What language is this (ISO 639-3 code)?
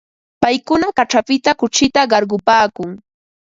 qva